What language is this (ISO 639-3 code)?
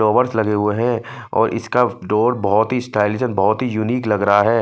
hin